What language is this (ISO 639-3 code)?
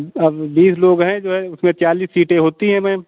hin